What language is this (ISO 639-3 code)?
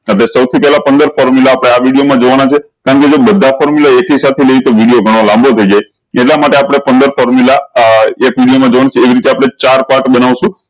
guj